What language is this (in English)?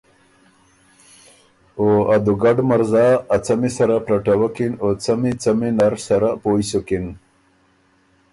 Ormuri